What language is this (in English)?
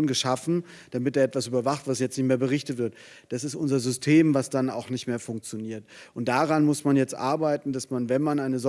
German